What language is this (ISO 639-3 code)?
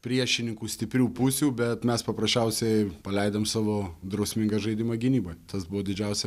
lit